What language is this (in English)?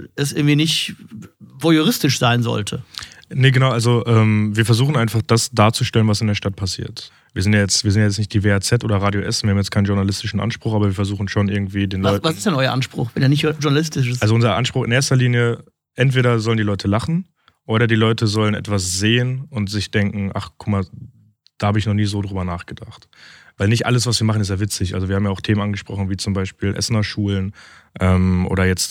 German